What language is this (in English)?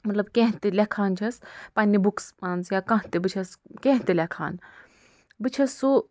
Kashmiri